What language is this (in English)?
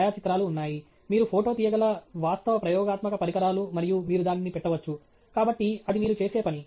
Telugu